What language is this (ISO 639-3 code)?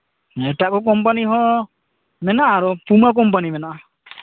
sat